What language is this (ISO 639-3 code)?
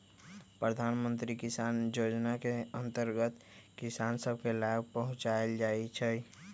mag